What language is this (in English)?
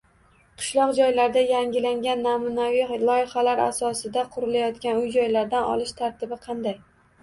Uzbek